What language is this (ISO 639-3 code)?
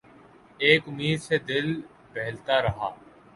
urd